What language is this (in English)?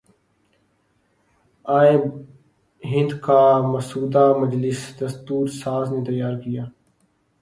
Urdu